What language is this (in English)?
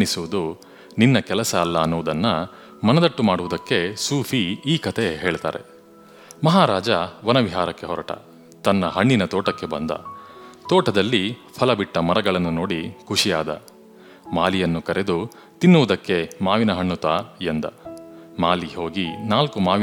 Kannada